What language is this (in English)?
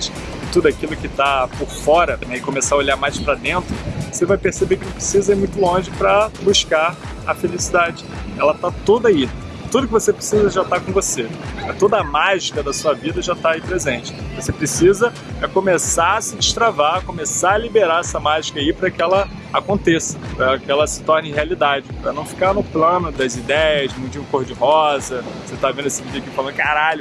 Portuguese